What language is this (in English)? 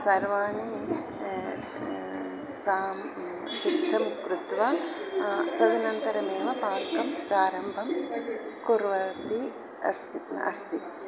Sanskrit